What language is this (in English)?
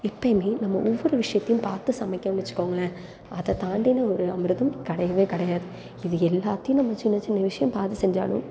Tamil